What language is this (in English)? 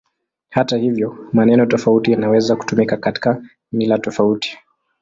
Swahili